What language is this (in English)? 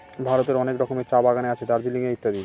Bangla